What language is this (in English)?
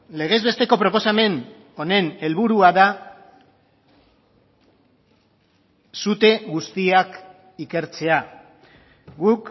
Basque